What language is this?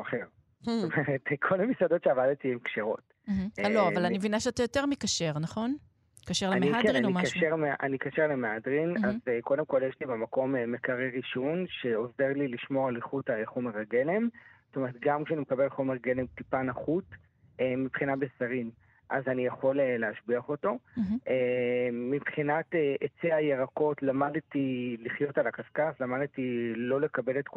Hebrew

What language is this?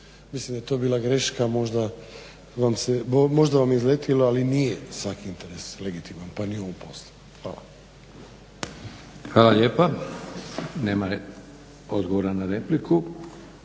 Croatian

